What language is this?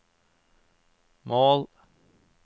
Norwegian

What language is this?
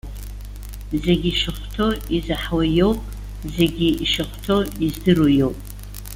Abkhazian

